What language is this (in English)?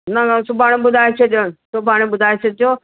Sindhi